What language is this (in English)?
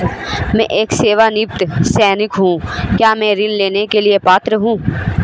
Hindi